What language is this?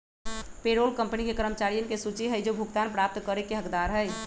Magahi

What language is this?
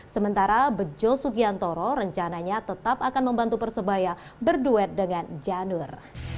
Indonesian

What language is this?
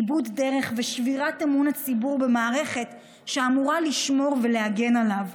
Hebrew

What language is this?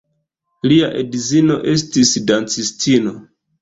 Esperanto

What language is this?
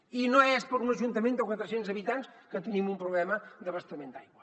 Catalan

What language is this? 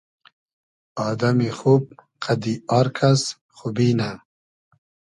Hazaragi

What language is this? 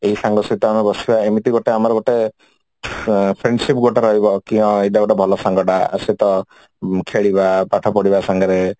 Odia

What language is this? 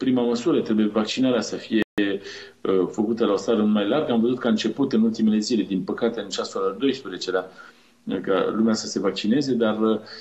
Romanian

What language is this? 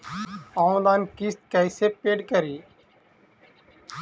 Magahi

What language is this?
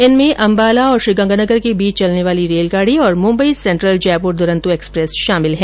Hindi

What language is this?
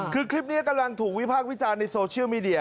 Thai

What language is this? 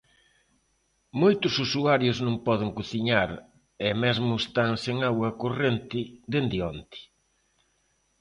Galician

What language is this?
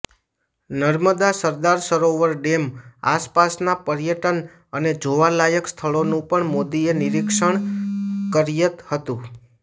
Gujarati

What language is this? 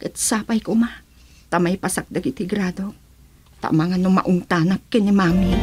Filipino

